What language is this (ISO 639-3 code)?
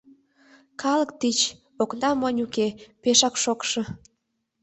chm